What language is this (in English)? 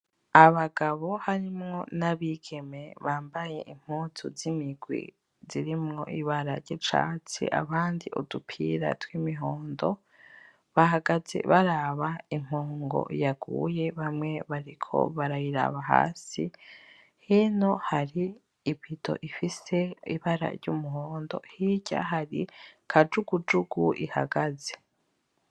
Rundi